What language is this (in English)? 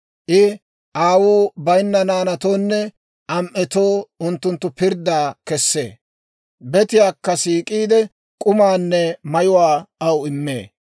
Dawro